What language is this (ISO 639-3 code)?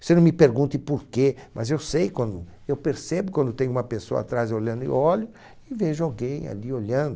por